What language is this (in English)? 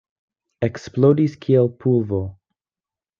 Esperanto